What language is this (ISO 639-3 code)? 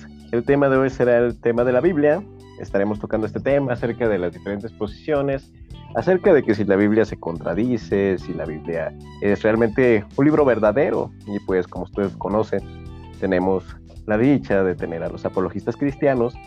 spa